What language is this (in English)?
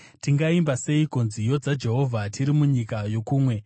Shona